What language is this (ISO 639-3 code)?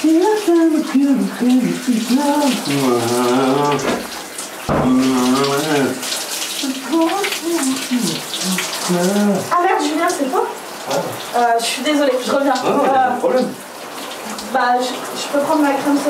fra